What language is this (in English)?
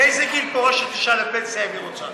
Hebrew